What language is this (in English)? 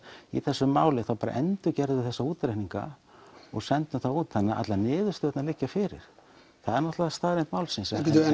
Icelandic